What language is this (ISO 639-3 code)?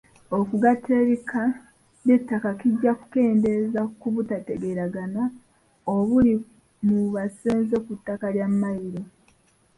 lug